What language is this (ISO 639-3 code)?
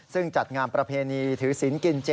tha